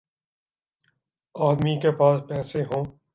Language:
Urdu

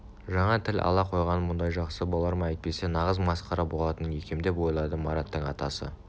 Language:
Kazakh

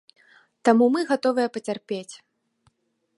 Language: Belarusian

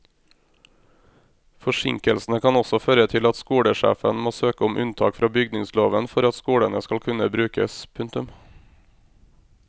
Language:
Norwegian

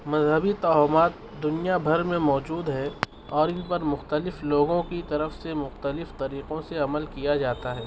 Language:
Urdu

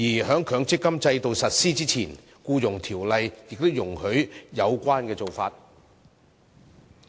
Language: Cantonese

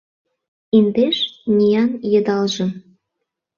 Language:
Mari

